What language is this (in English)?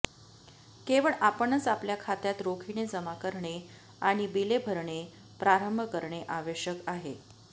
Marathi